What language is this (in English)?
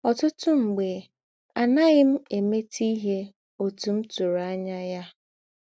Igbo